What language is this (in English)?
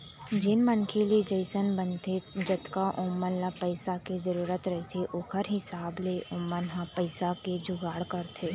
Chhattisgarhi